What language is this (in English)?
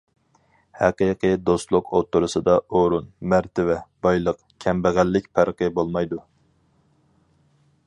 Uyghur